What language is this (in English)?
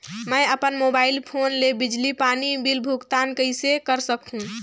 Chhattisgarhi